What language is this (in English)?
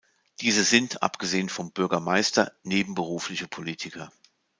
German